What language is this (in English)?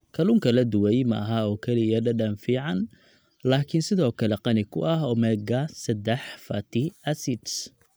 Somali